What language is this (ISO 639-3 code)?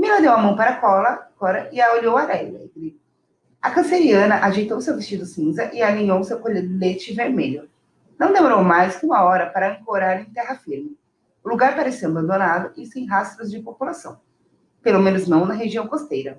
por